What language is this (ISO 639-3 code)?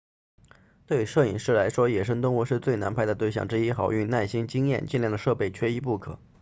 zho